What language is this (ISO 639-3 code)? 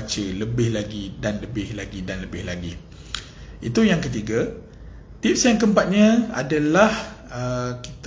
msa